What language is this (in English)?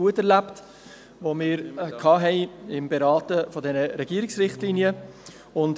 Swiss German